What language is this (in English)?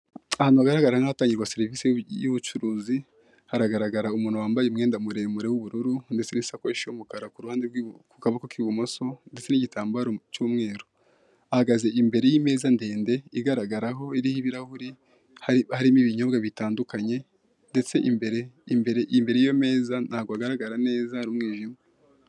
Kinyarwanda